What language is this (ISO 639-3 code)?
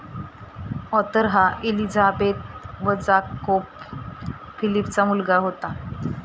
mar